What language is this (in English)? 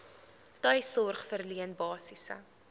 Afrikaans